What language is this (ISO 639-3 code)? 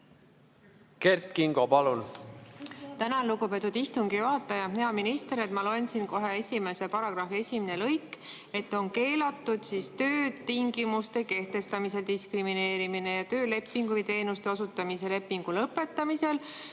est